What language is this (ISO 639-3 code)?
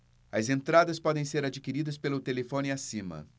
por